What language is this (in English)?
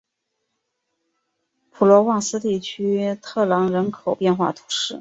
Chinese